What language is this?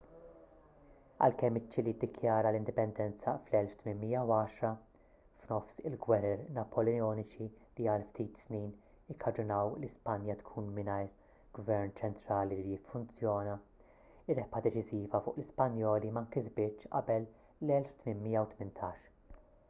Maltese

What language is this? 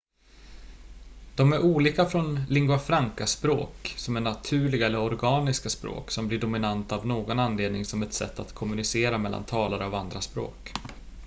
Swedish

